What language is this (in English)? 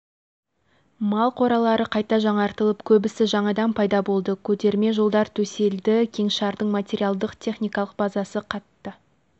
Kazakh